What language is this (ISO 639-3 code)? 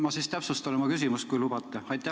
est